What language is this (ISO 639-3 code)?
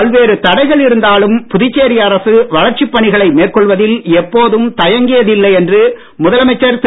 tam